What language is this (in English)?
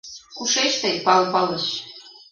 Mari